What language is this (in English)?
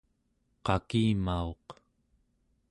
Central Yupik